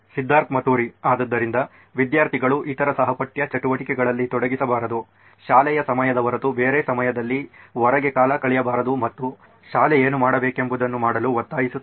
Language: Kannada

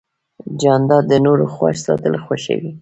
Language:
Pashto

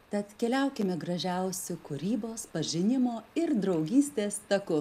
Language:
Lithuanian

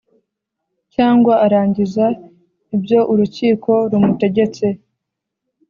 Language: Kinyarwanda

